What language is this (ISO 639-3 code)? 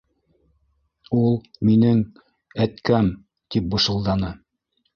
bak